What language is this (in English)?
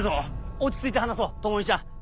Japanese